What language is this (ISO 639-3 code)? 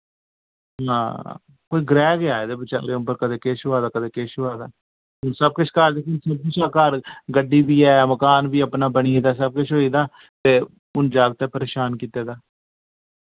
doi